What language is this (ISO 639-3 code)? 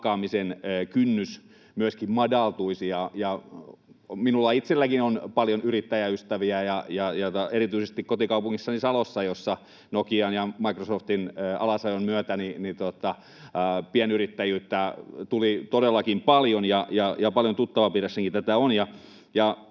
fin